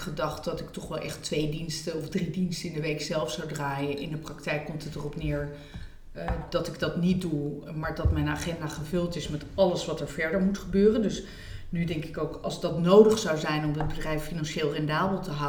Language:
Dutch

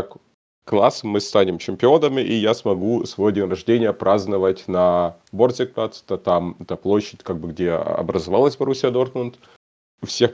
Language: Russian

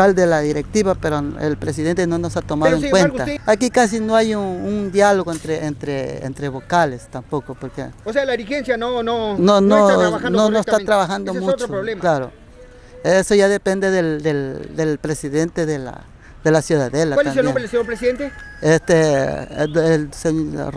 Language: Spanish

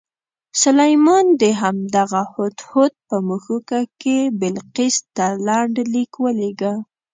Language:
Pashto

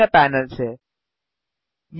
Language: Hindi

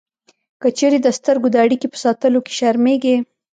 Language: Pashto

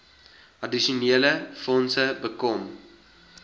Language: Afrikaans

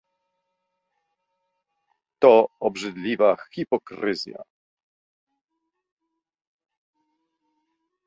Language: Polish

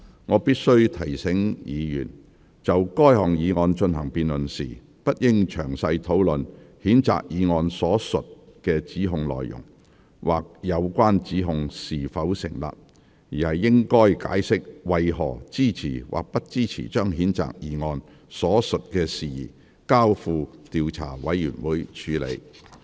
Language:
Cantonese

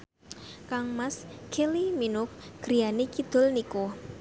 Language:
Javanese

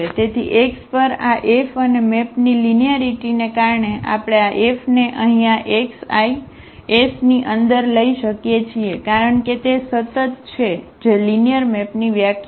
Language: Gujarati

